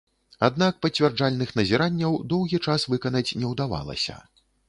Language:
Belarusian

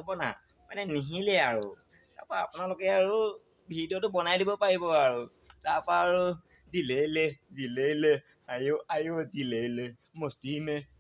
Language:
Assamese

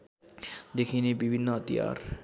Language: Nepali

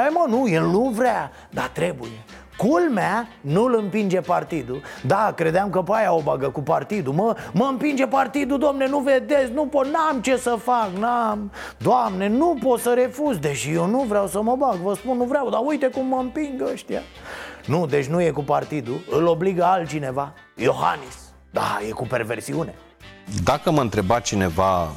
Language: Romanian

